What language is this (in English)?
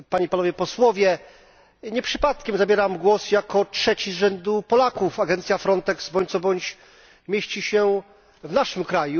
Polish